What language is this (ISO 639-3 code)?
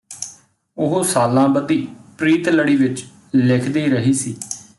pan